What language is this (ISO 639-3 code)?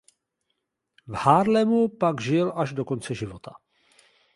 ces